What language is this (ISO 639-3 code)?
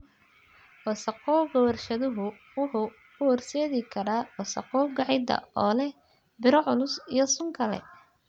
som